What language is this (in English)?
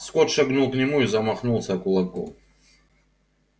Russian